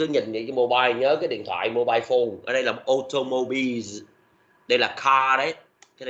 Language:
Vietnamese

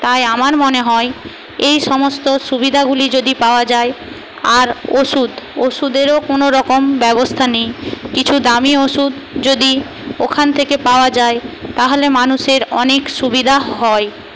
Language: Bangla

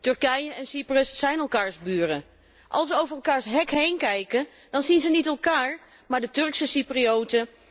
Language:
Dutch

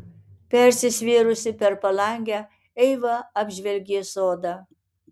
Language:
Lithuanian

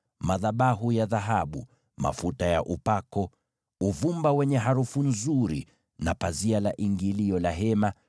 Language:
Swahili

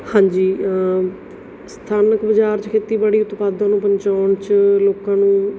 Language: Punjabi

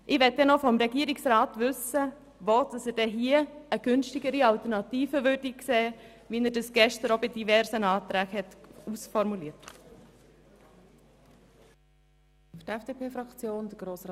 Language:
Swiss German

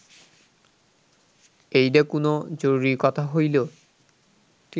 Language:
Bangla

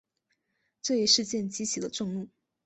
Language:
Chinese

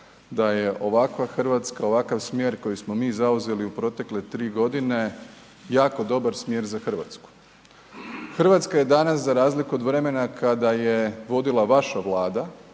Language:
Croatian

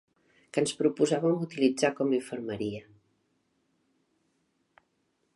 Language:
Catalan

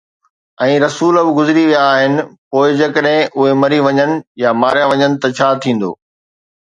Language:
Sindhi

